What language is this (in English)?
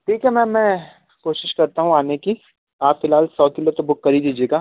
Hindi